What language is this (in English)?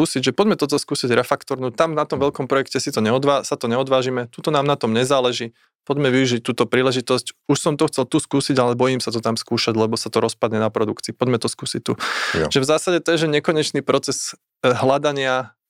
Slovak